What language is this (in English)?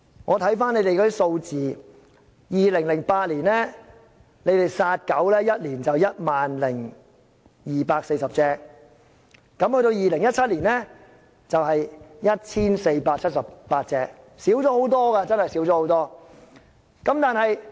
Cantonese